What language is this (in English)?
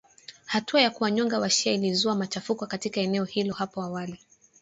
Swahili